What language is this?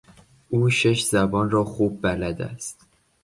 Persian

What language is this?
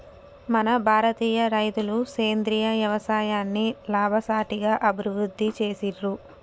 Telugu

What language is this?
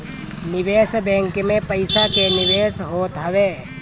Bhojpuri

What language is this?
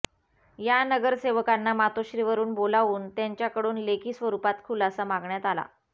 Marathi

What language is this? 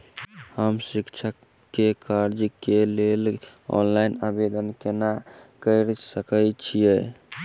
Maithili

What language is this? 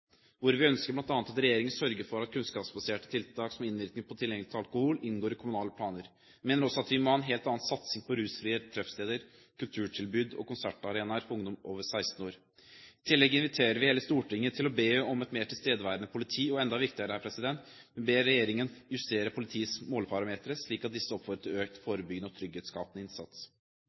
Norwegian Bokmål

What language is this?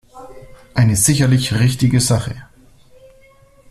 German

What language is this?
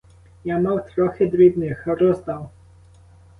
Ukrainian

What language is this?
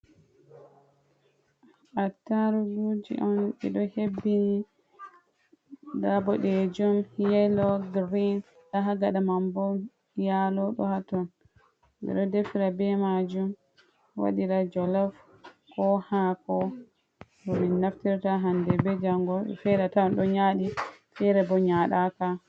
Fula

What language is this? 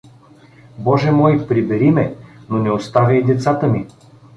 Bulgarian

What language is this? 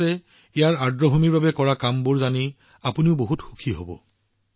Assamese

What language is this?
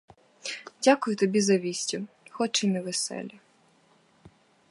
Ukrainian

